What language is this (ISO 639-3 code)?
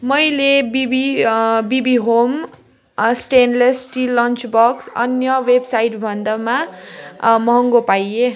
nep